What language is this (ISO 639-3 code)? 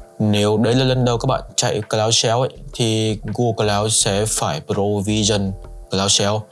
vie